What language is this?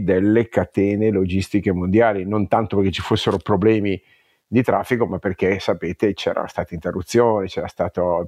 Italian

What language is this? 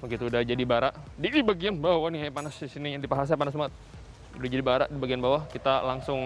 Indonesian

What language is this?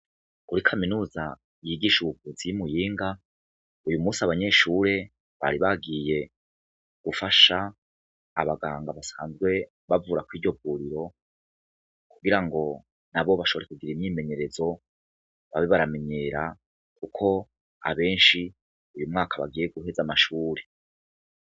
Rundi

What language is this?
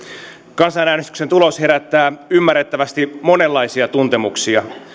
Finnish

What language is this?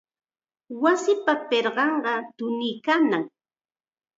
Chiquián Ancash Quechua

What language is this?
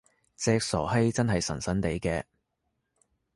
Cantonese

